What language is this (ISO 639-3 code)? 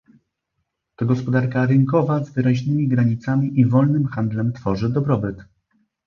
pol